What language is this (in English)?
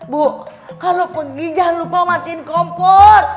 Indonesian